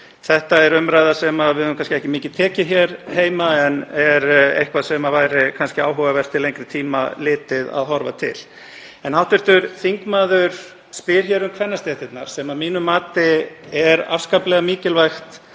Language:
Icelandic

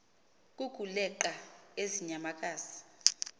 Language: Xhosa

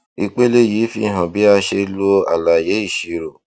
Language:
Yoruba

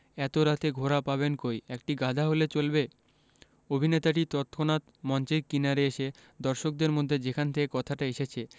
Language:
Bangla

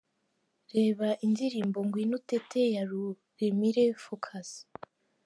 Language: Kinyarwanda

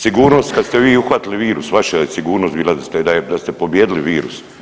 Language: Croatian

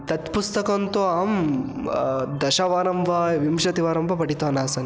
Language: Sanskrit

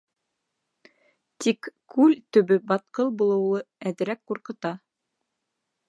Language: Bashkir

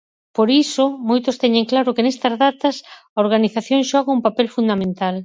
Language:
Galician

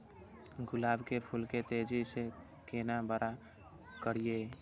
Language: Maithili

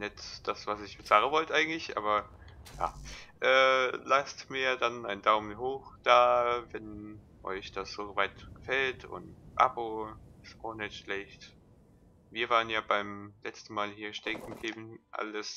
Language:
German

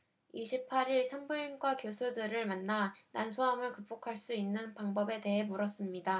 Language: Korean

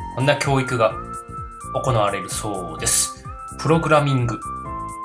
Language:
Japanese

